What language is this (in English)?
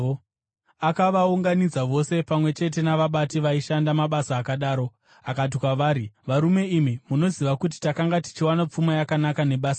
Shona